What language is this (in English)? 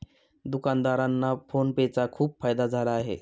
Marathi